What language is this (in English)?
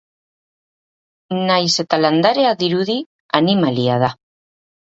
Basque